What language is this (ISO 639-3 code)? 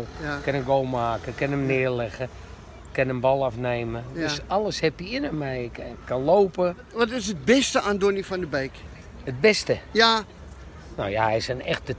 nld